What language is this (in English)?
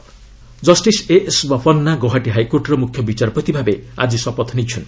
Odia